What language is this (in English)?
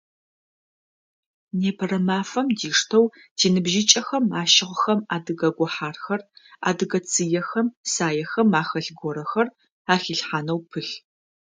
Adyghe